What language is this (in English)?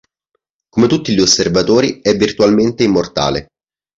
Italian